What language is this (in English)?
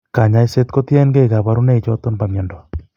Kalenjin